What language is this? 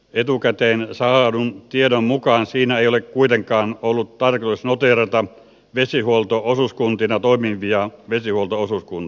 Finnish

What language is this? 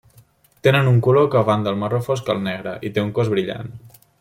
Catalan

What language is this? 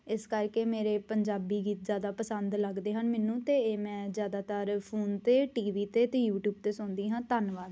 Punjabi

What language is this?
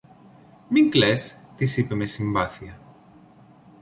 Greek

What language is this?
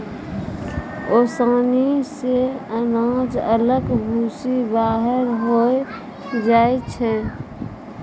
Maithili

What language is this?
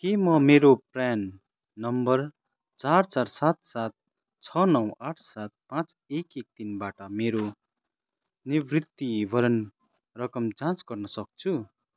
Nepali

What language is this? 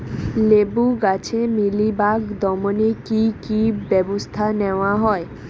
Bangla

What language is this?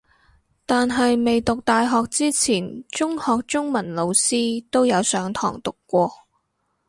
Cantonese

